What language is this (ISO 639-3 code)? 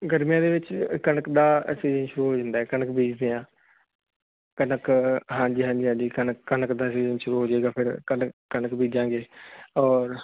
pan